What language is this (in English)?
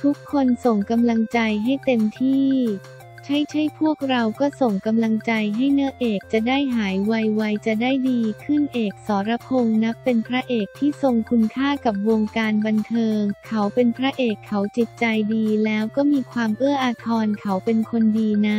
Thai